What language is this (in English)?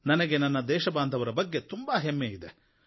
Kannada